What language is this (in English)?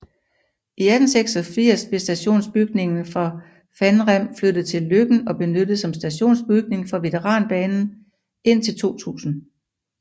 Danish